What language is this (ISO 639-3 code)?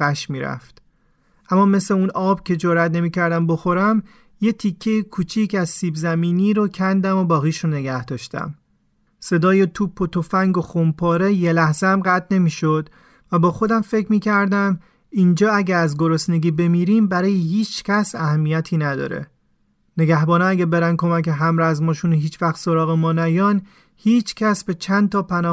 fas